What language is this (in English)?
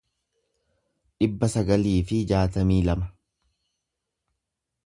Oromo